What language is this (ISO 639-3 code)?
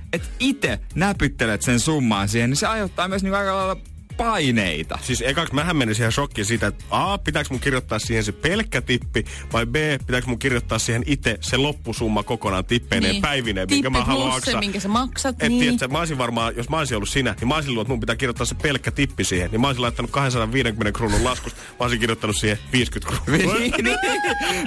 fin